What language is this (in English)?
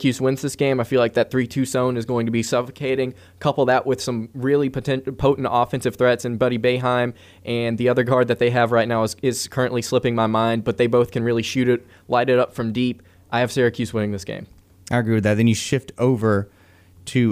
English